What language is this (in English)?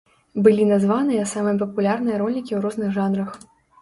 Belarusian